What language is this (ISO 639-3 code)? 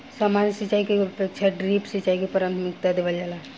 bho